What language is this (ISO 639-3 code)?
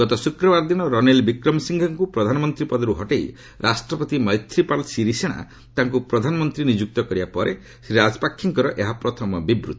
ori